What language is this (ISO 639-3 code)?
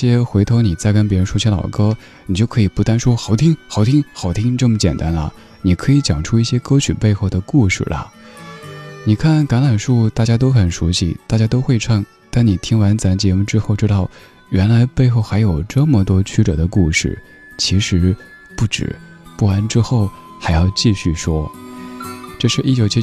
zho